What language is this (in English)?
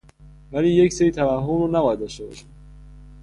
Persian